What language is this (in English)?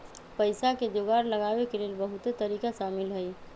Magahi